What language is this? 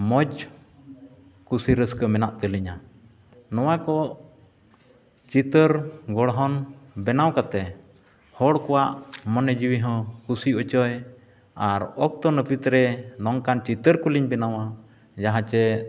Santali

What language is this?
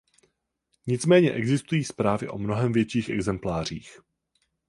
Czech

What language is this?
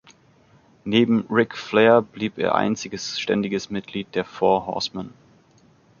German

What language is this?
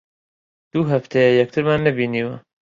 Central Kurdish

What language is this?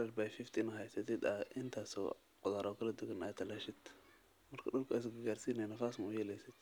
Somali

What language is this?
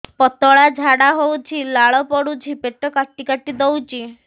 Odia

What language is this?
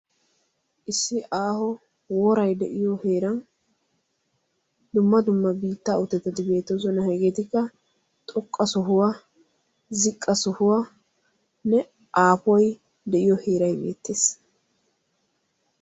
Wolaytta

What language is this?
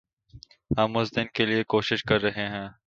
Urdu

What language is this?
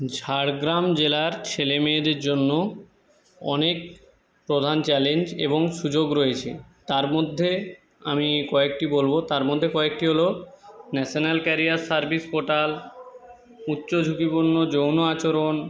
Bangla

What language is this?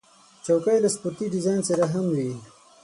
Pashto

